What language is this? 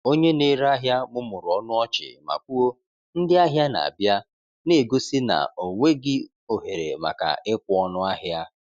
Igbo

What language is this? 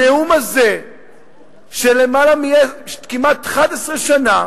Hebrew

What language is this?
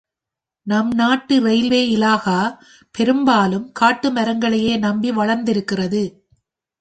Tamil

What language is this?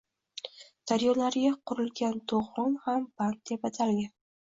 Uzbek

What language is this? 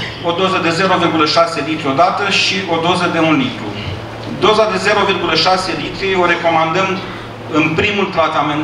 Romanian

